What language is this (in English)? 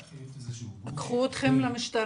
Hebrew